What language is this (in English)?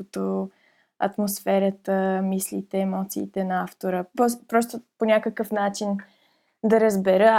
Bulgarian